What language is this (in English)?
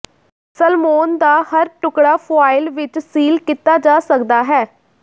Punjabi